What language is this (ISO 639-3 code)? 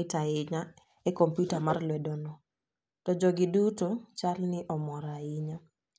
luo